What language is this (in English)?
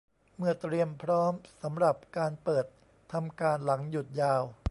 Thai